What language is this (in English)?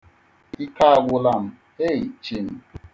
Igbo